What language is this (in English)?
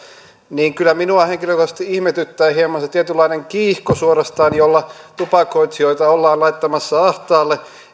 Finnish